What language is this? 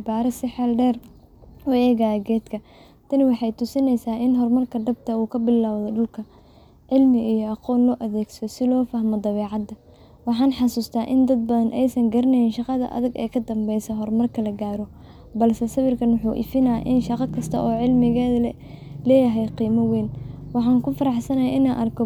Somali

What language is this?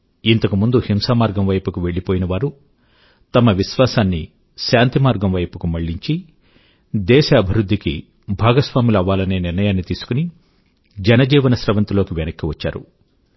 Telugu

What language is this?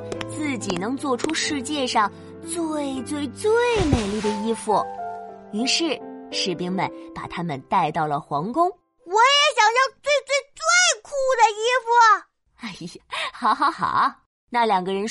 Chinese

